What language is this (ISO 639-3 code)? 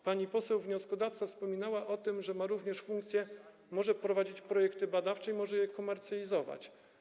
pol